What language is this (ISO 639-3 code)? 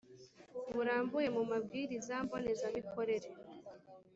kin